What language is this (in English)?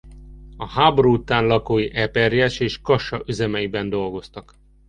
Hungarian